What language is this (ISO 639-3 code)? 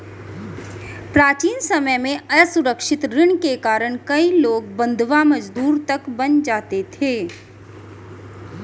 hin